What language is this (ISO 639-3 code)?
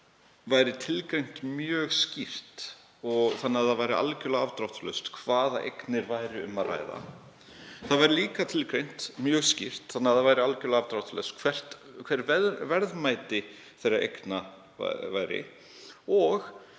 isl